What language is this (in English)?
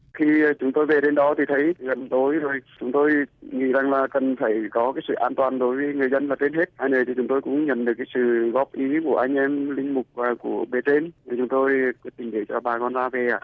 Vietnamese